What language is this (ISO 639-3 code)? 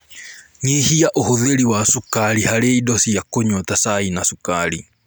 kik